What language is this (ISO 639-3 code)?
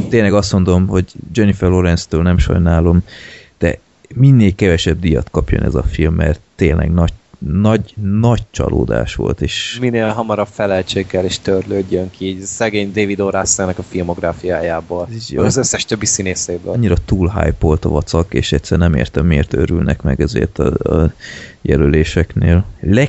hun